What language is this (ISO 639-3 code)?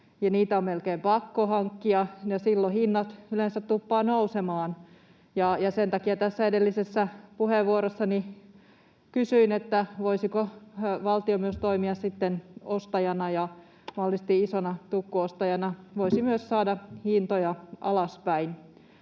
fin